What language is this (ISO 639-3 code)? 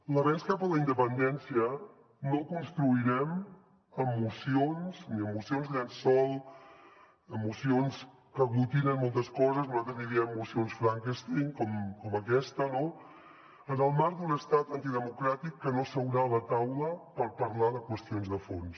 cat